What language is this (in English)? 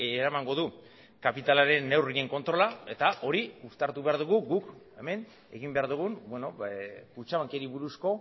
Basque